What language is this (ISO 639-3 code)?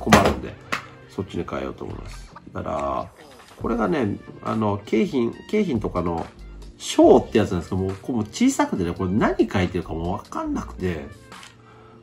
jpn